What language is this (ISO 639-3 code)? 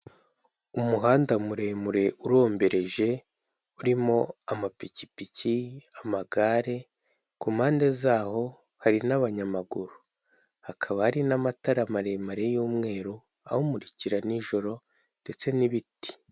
kin